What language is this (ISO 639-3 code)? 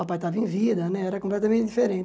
por